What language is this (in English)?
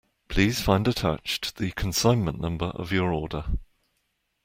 English